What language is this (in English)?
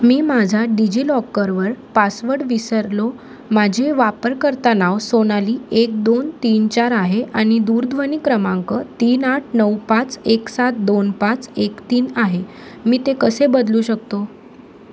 Marathi